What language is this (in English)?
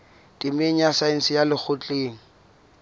Southern Sotho